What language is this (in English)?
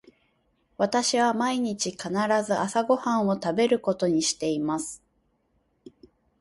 Japanese